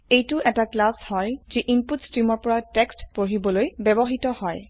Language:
Assamese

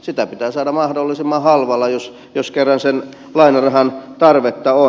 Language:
Finnish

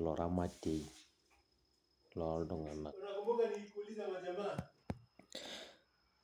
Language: Masai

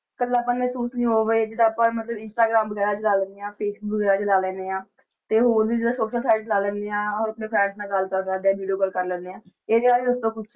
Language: Punjabi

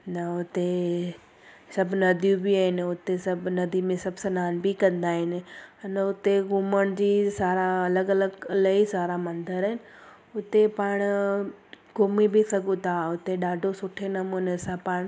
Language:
Sindhi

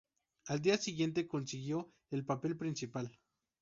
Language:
Spanish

